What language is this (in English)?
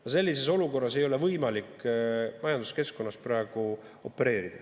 Estonian